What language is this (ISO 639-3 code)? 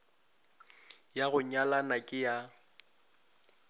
nso